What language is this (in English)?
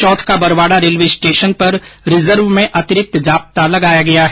Hindi